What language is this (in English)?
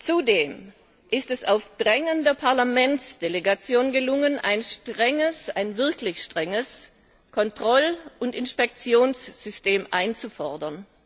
German